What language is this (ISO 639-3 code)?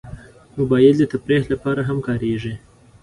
pus